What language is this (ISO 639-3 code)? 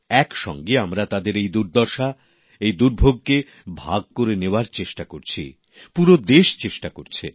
ben